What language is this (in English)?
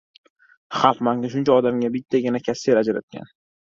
Uzbek